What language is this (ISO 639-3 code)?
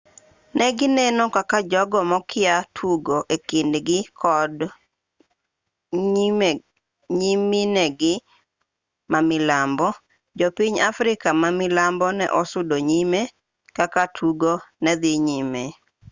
luo